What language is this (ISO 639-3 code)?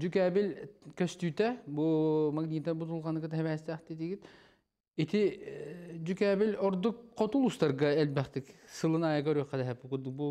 tur